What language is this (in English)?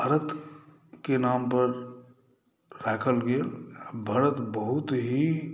Maithili